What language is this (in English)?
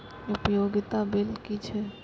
Maithili